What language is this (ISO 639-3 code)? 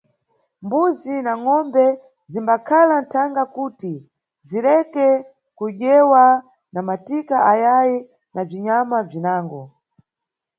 nyu